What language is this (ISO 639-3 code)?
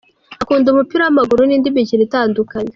kin